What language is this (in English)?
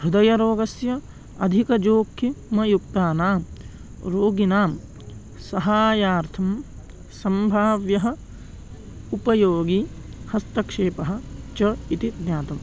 Sanskrit